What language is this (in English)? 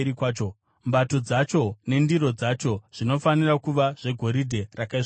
Shona